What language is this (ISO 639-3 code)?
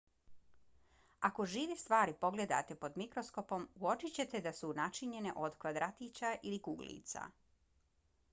bos